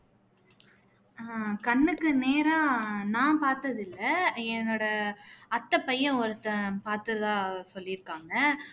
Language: Tamil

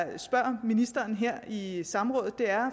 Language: Danish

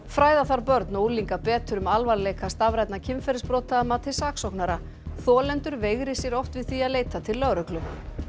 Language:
Icelandic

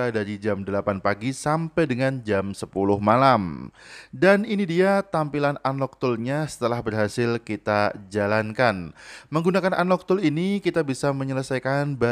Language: Indonesian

